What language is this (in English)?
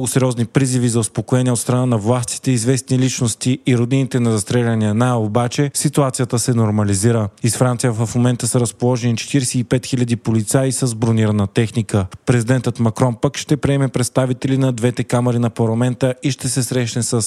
Bulgarian